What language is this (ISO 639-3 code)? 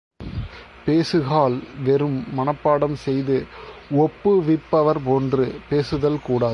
tam